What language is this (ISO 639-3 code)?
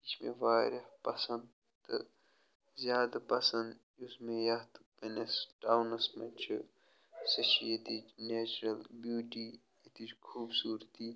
kas